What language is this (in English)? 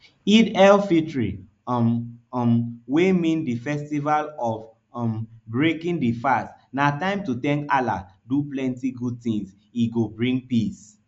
Nigerian Pidgin